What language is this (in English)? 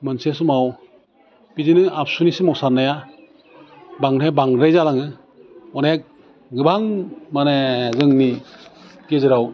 Bodo